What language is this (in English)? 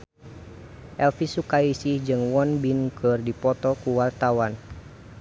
Sundanese